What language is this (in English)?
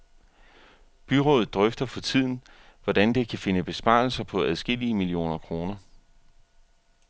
Danish